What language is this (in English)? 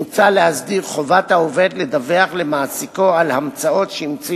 Hebrew